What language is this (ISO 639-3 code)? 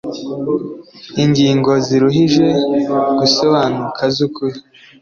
kin